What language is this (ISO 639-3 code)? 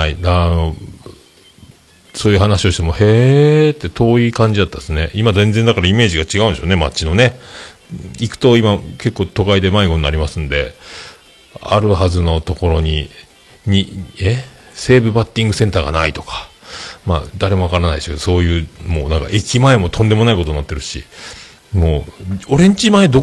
jpn